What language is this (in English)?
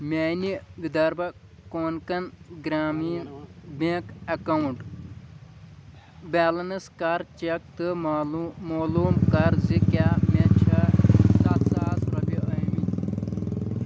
Kashmiri